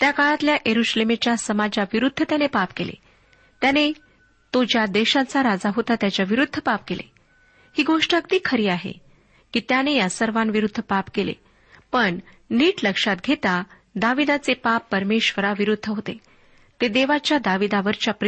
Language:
Marathi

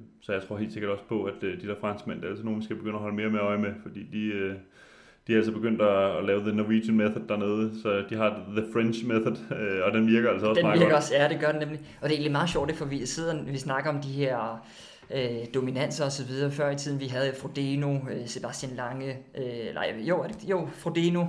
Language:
Danish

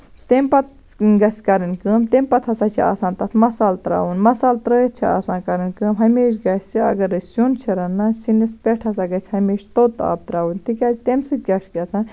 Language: Kashmiri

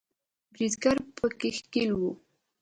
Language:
Pashto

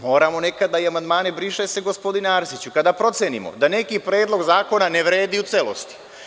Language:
Serbian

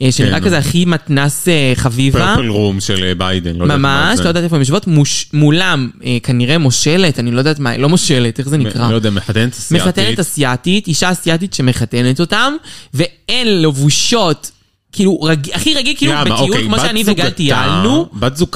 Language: Hebrew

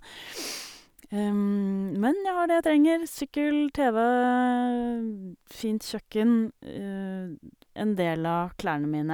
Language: Norwegian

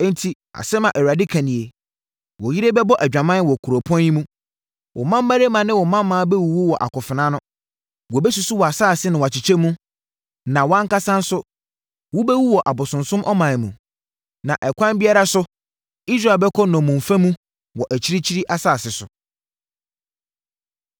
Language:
Akan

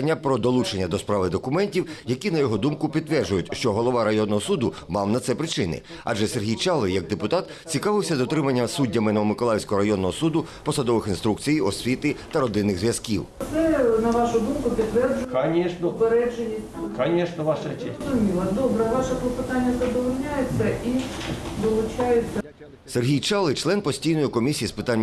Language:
Ukrainian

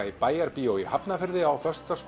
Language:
Icelandic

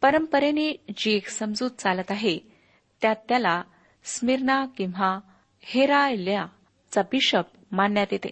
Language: Marathi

